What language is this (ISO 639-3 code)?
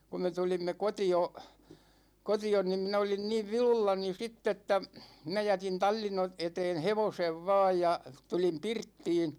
fin